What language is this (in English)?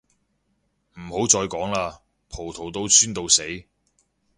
Cantonese